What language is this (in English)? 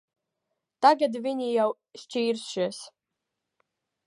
Latvian